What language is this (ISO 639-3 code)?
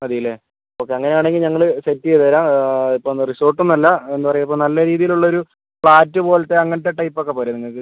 mal